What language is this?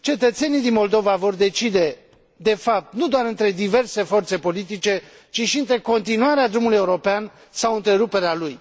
Romanian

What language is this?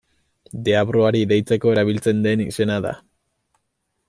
Basque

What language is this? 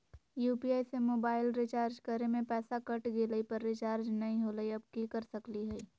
Magahi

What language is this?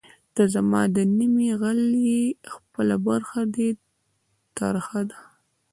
Pashto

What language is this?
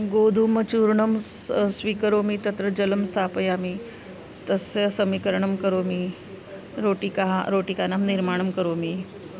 Sanskrit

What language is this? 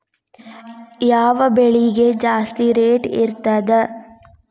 Kannada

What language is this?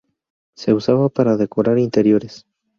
Spanish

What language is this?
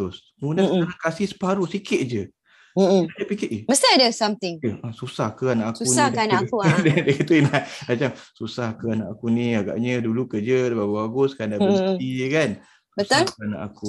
Malay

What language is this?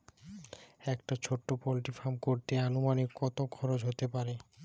Bangla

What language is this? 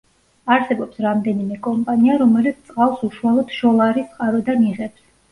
Georgian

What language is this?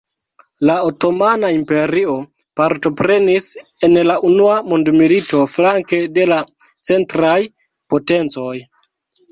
Esperanto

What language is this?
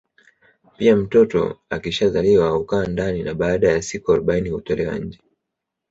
Swahili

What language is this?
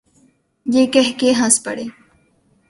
Urdu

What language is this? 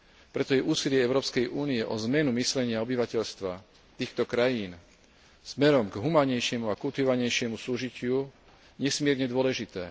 Slovak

